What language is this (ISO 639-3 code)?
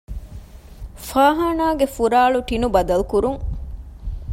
div